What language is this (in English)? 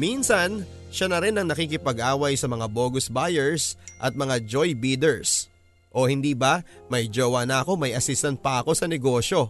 Filipino